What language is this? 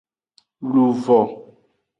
Aja (Benin)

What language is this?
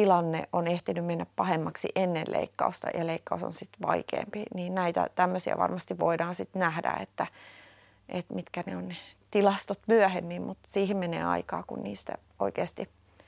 Finnish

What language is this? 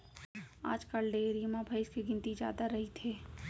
Chhattisgarhi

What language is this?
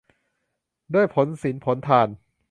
Thai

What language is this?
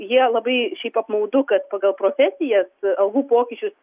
Lithuanian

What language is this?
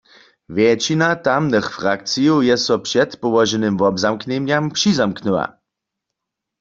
Upper Sorbian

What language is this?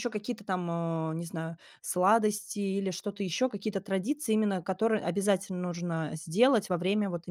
Russian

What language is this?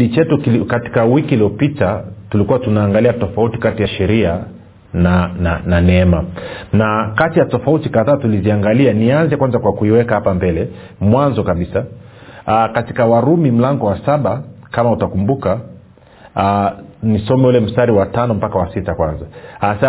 Swahili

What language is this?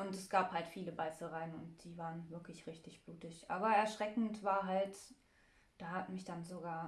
German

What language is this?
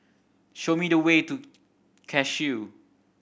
English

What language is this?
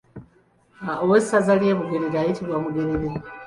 Ganda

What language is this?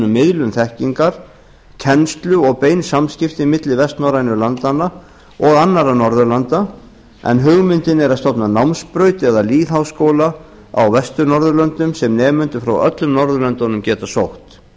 Icelandic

